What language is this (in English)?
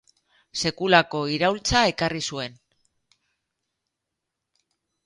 Basque